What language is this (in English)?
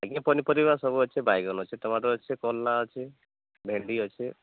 Odia